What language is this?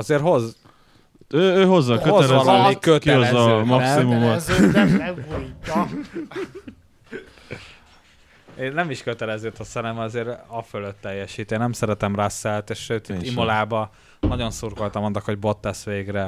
Hungarian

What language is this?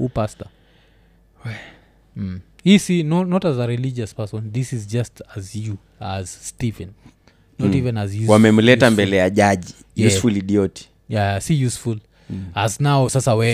Swahili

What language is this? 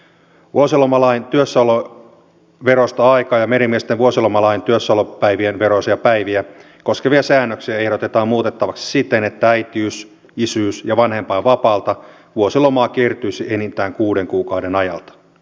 Finnish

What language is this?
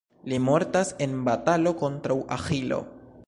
Esperanto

